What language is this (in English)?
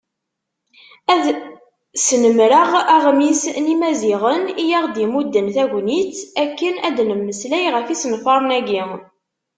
Kabyle